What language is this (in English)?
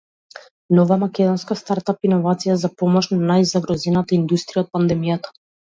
Macedonian